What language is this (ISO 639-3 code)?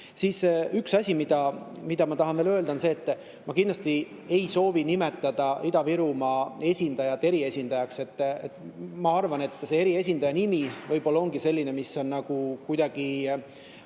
est